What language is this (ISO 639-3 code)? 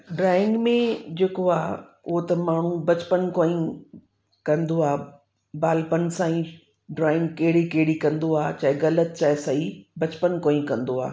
snd